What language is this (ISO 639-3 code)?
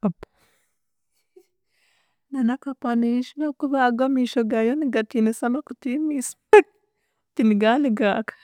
cgg